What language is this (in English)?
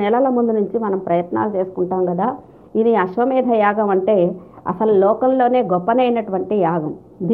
Telugu